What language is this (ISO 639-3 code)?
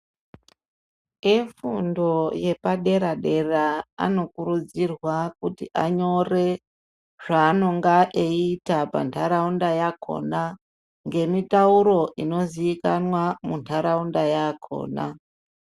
ndc